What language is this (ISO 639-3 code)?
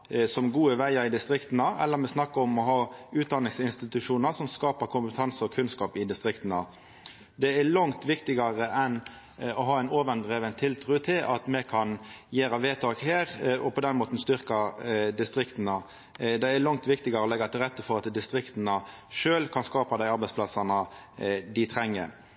nno